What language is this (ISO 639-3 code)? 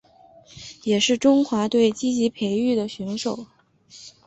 zho